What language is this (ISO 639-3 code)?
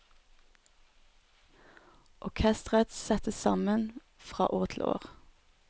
nor